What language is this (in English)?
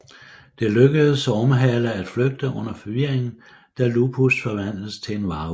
Danish